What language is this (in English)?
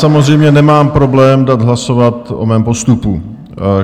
Czech